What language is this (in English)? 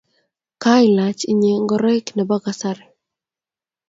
Kalenjin